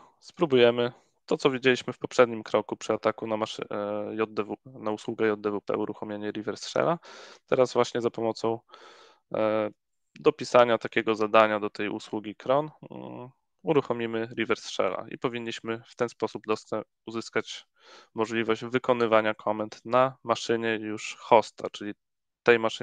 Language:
Polish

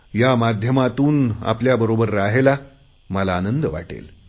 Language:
Marathi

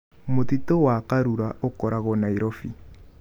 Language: Kikuyu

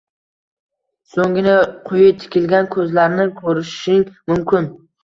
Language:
Uzbek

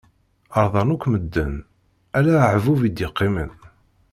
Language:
Kabyle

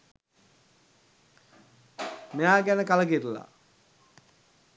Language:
Sinhala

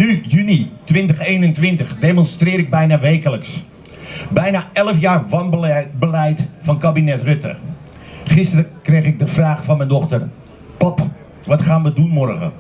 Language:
Dutch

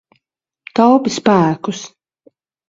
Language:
Latvian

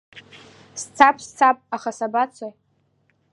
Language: Abkhazian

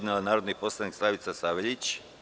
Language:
Serbian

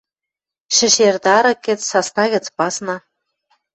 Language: Western Mari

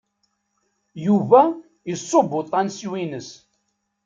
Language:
Kabyle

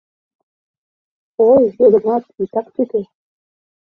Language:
Mari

